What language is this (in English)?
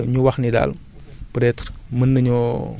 Wolof